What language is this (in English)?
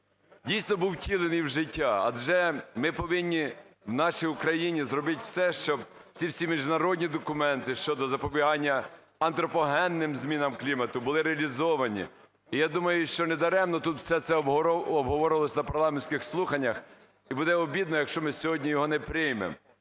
Ukrainian